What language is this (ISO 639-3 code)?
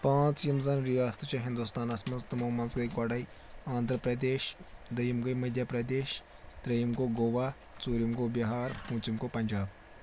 kas